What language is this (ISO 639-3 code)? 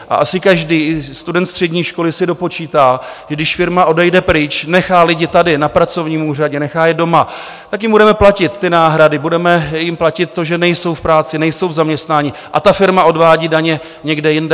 ces